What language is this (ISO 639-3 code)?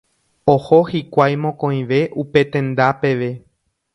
grn